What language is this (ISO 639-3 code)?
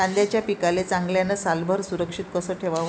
mar